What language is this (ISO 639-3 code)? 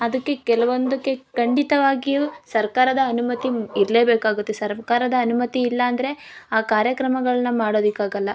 kan